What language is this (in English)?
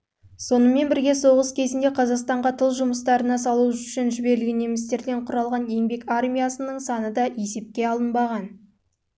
Kazakh